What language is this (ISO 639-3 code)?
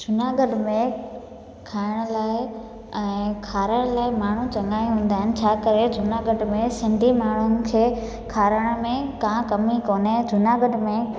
snd